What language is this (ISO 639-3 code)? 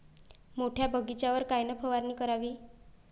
mar